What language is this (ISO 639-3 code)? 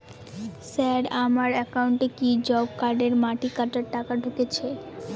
ben